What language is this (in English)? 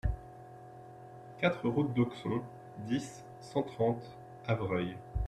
French